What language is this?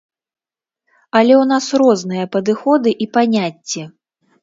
Belarusian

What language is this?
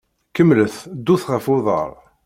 Kabyle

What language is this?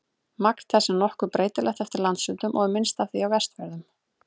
Icelandic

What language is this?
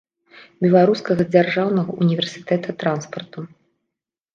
Belarusian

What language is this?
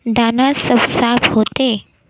Magahi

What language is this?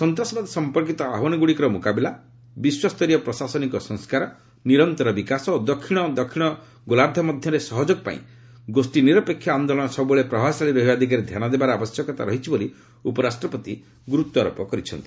Odia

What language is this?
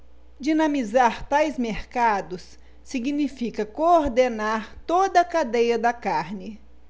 Portuguese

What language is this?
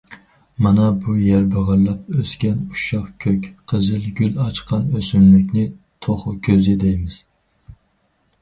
Uyghur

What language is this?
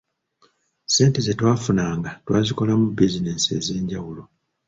Ganda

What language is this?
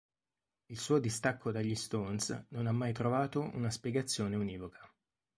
Italian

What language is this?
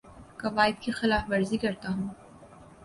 Urdu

